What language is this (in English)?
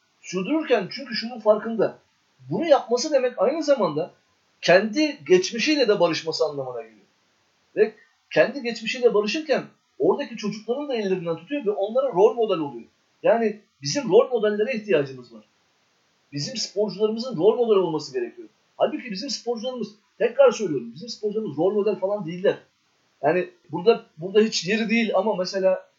Turkish